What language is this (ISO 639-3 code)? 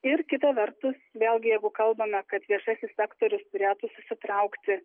lit